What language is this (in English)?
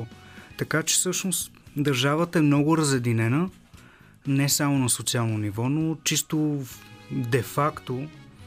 Bulgarian